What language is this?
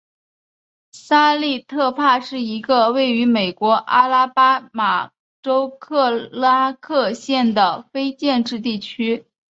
Chinese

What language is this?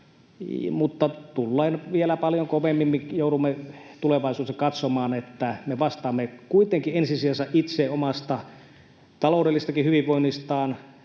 Finnish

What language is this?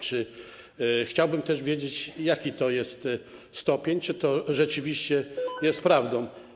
Polish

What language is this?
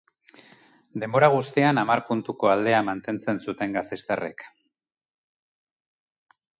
Basque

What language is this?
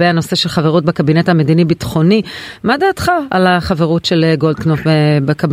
Hebrew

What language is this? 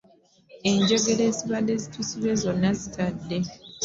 Ganda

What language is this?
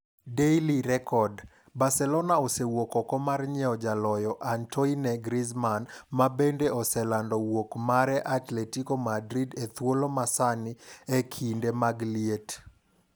Luo (Kenya and Tanzania)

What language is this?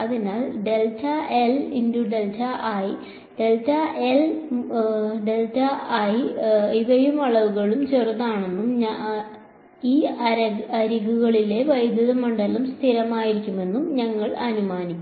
Malayalam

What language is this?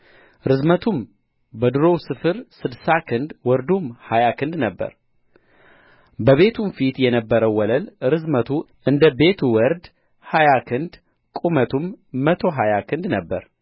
Amharic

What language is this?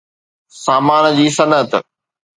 Sindhi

